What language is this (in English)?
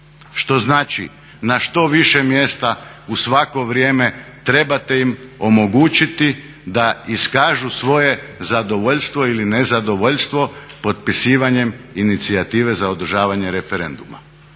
Croatian